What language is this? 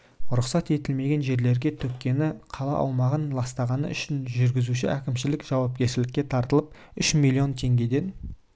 Kazakh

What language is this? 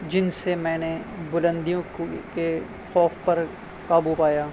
Urdu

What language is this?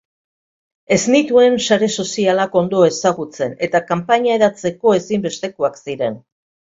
Basque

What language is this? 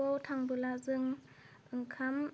Bodo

